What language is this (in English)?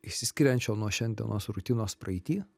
Lithuanian